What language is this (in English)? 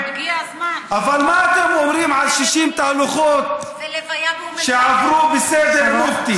Hebrew